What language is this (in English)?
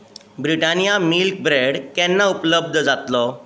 Konkani